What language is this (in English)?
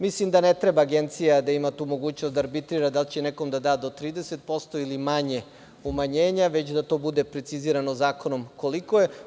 Serbian